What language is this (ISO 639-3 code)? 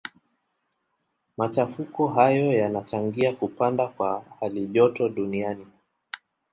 swa